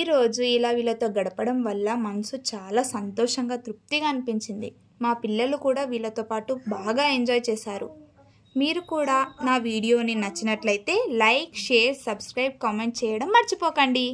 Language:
Telugu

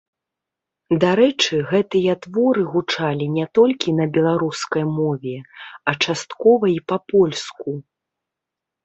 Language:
Belarusian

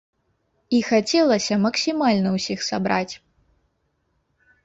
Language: Belarusian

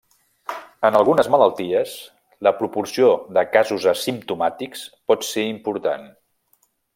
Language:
Catalan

